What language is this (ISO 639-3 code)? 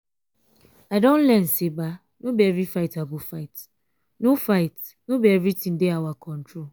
pcm